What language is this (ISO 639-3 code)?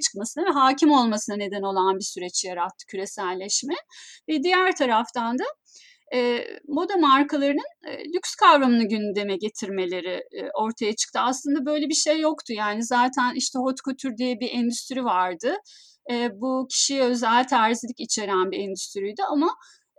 tur